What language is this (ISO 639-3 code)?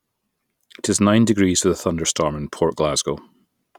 eng